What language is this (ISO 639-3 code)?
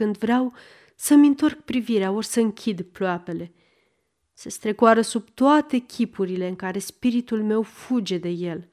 ron